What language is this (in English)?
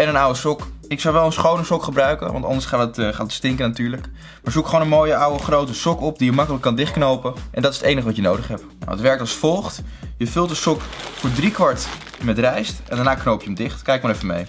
Dutch